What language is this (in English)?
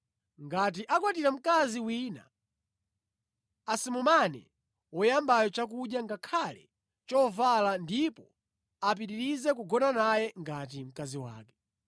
Nyanja